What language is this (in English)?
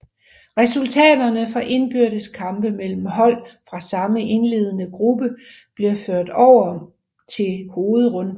Danish